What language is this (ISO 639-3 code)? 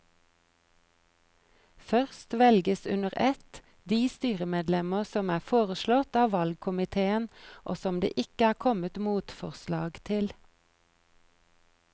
nor